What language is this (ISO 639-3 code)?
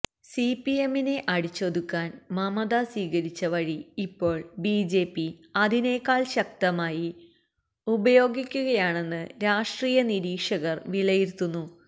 mal